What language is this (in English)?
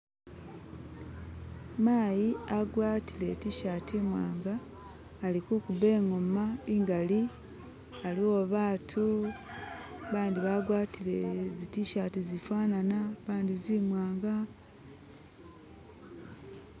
Masaaba